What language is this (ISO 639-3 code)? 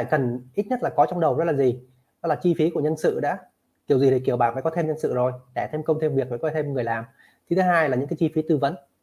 vie